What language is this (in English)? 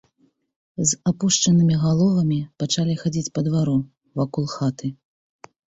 Belarusian